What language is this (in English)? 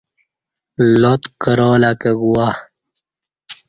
Kati